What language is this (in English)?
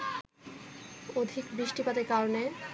Bangla